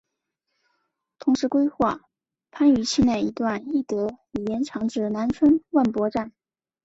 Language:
Chinese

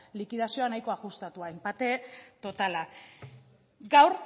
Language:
Basque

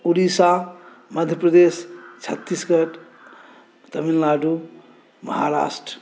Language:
Maithili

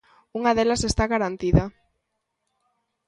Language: Galician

